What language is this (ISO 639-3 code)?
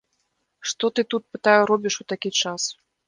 bel